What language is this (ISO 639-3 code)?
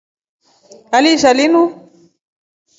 rof